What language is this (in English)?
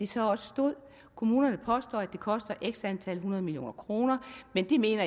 Danish